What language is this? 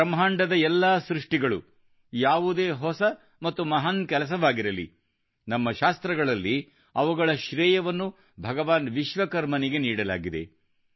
Kannada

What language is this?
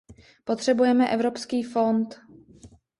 Czech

